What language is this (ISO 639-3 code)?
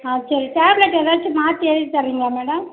tam